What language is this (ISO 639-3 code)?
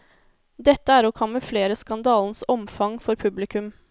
nor